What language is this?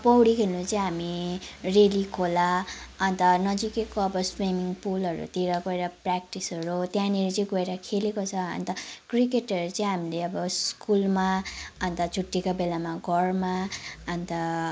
Nepali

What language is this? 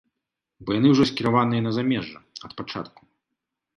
Belarusian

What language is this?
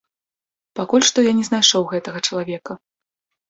Belarusian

